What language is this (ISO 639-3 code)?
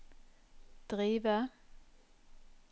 nor